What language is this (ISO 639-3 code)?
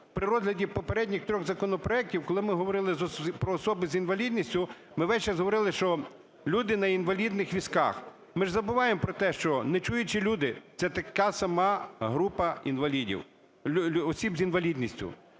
ukr